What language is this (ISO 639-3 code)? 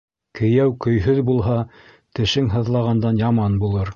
bak